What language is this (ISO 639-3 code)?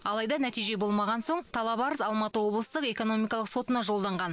kaz